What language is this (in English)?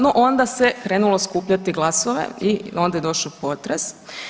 Croatian